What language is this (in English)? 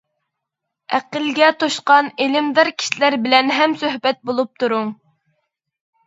Uyghur